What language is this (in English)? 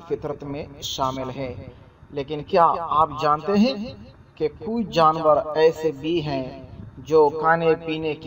Hindi